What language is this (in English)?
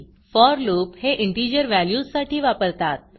Marathi